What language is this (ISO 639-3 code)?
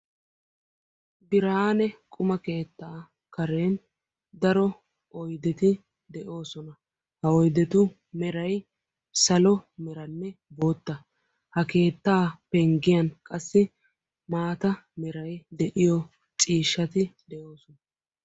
wal